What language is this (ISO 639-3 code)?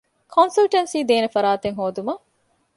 div